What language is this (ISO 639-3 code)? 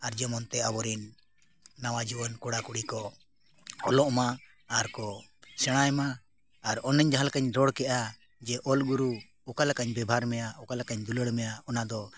sat